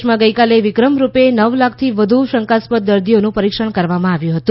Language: Gujarati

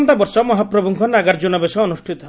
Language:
Odia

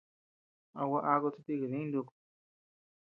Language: Tepeuxila Cuicatec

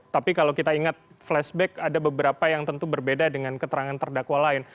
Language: Indonesian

